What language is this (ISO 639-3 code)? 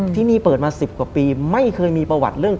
tha